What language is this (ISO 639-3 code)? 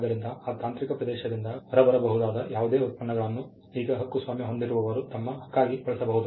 kan